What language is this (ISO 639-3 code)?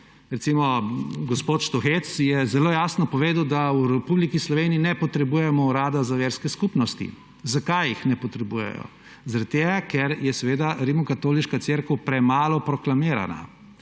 slv